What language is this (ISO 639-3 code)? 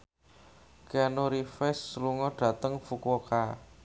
jav